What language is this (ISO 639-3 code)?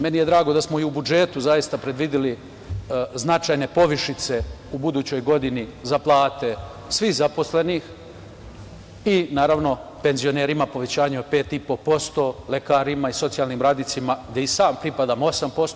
srp